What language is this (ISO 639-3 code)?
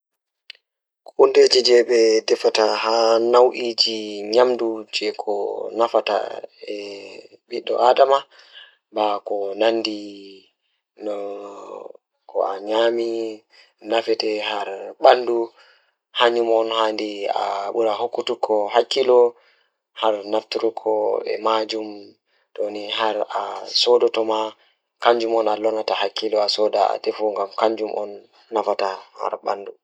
ful